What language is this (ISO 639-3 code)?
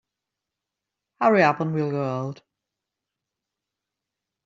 eng